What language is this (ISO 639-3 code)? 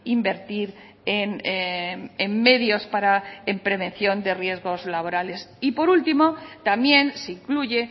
spa